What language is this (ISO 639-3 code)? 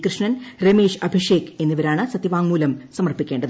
mal